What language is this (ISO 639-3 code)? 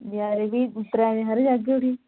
doi